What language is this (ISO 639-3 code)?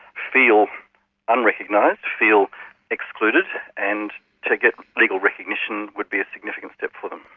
eng